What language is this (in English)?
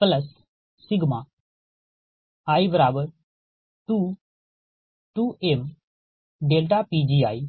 Hindi